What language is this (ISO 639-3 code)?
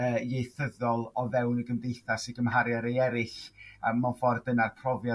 cym